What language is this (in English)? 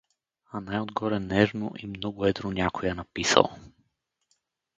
Bulgarian